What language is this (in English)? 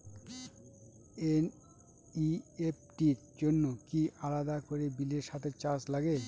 Bangla